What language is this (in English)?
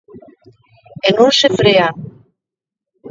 Galician